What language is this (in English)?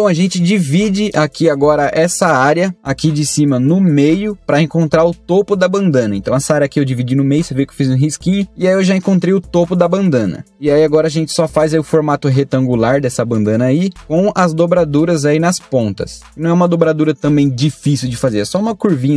Portuguese